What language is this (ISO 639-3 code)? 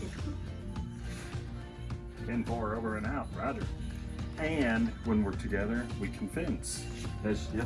eng